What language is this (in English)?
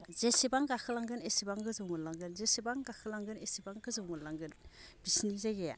Bodo